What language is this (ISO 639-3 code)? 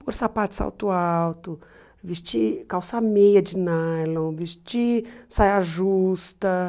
por